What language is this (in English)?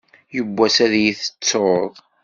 Kabyle